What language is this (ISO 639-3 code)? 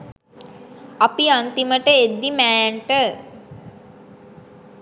sin